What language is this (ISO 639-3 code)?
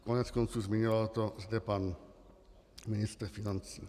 ces